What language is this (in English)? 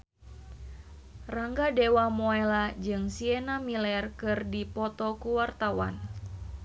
Sundanese